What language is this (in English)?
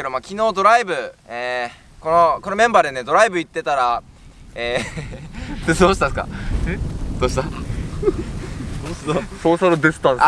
Japanese